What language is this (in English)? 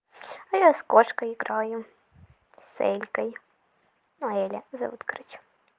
Russian